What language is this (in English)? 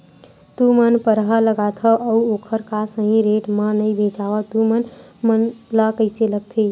Chhattisgarhi